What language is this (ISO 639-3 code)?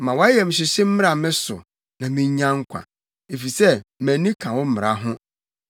aka